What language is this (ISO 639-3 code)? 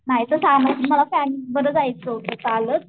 mar